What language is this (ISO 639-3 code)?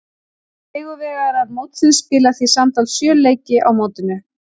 isl